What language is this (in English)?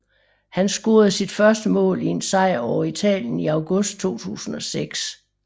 Danish